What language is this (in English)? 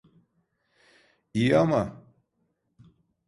Turkish